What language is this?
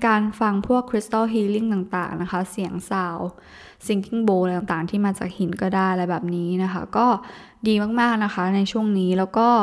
Thai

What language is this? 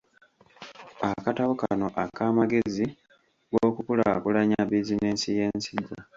Ganda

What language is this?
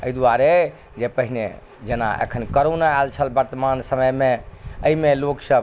Maithili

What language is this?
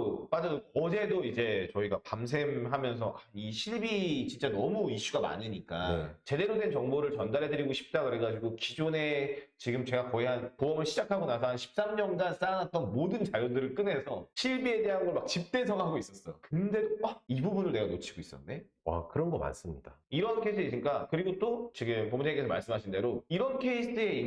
Korean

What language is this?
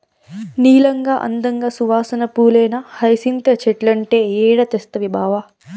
Telugu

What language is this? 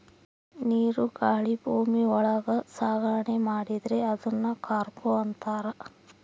Kannada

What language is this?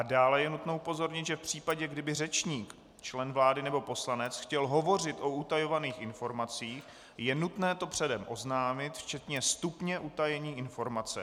Czech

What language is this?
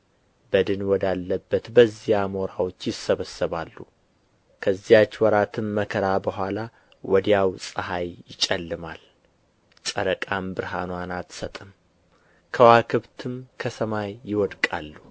Amharic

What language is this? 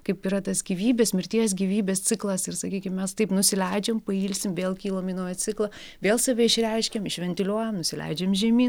Lithuanian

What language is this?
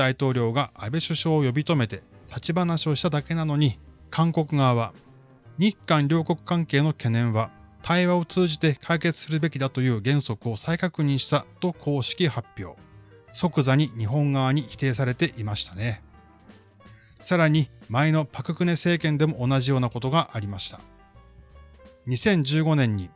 Japanese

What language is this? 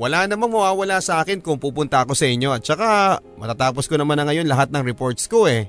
Filipino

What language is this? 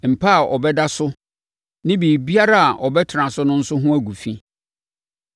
Akan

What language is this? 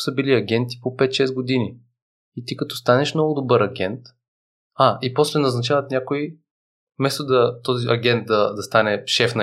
Bulgarian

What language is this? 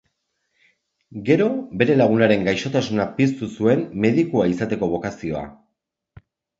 Basque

